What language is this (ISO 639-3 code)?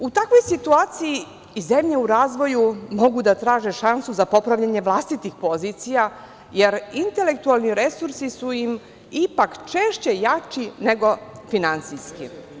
srp